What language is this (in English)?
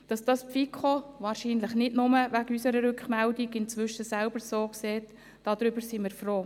Swiss German